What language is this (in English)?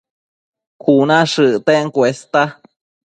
Matsés